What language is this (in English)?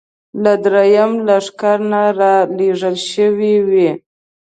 Pashto